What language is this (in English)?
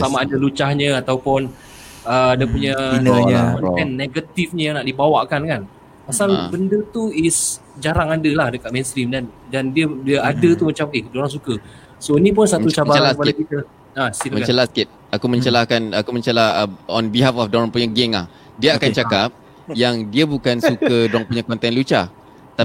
Malay